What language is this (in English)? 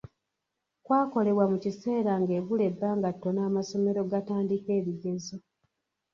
Ganda